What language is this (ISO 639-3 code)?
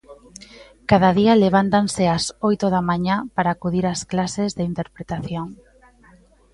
glg